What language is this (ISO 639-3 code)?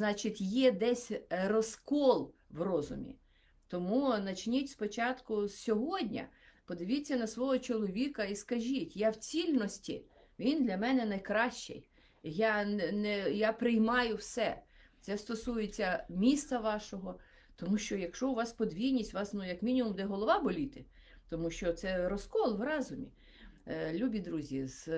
ukr